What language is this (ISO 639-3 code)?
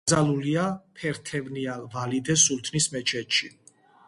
kat